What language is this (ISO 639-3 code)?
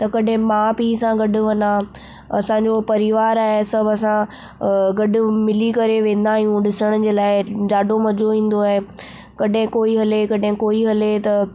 snd